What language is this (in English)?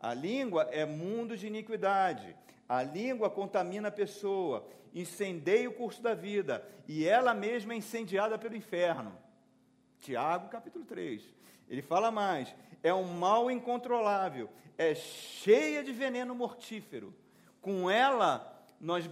Portuguese